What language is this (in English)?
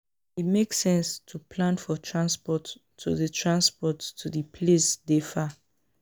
Nigerian Pidgin